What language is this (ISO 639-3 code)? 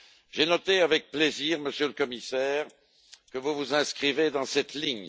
fra